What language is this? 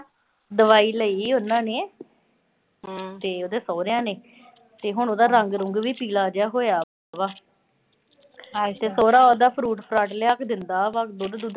Punjabi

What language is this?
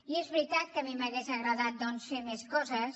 Catalan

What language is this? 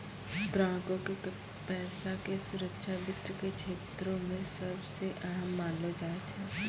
Maithili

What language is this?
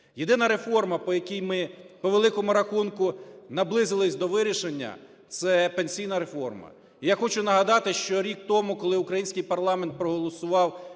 Ukrainian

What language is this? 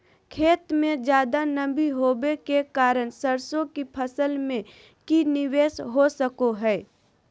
Magahi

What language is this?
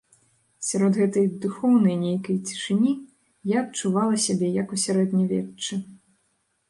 Belarusian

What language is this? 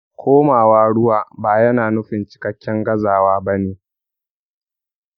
Hausa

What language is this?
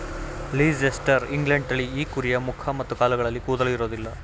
Kannada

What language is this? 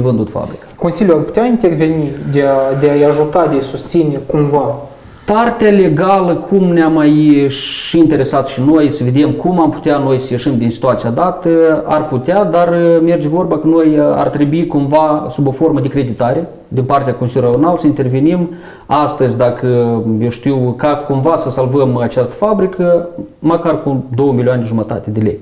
Romanian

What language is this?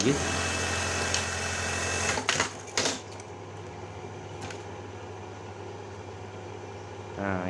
Indonesian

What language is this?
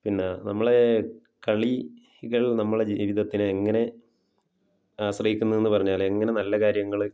Malayalam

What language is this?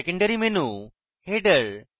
Bangla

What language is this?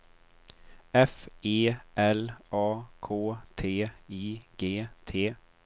Swedish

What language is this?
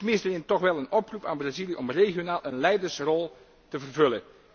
Dutch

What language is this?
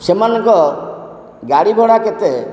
Odia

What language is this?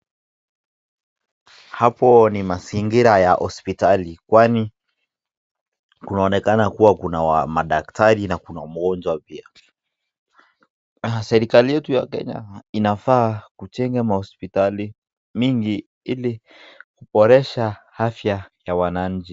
Swahili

